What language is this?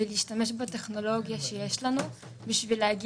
Hebrew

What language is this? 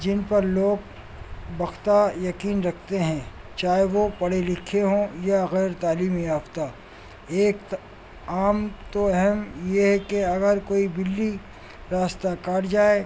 Urdu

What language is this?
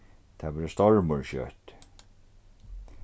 Faroese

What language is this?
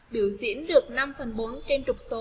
Vietnamese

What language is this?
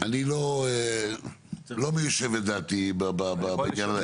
Hebrew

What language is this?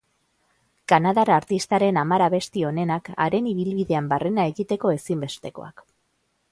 Basque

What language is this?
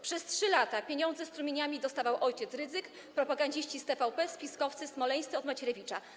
Polish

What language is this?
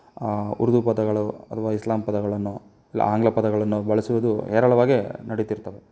Kannada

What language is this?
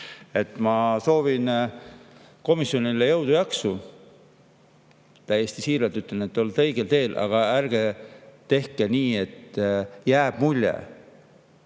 Estonian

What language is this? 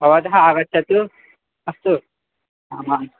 Sanskrit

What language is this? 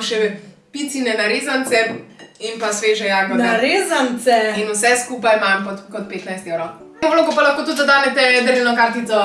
Slovenian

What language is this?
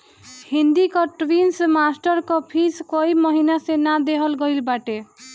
Bhojpuri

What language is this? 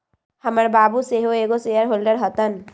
Magahi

